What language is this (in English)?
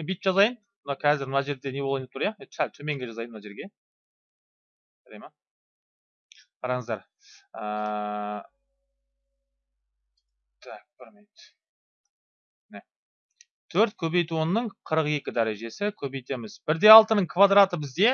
Turkish